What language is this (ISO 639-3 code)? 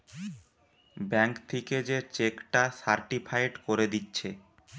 ben